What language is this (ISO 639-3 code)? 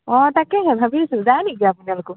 asm